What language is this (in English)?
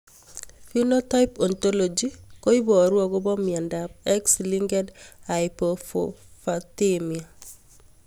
Kalenjin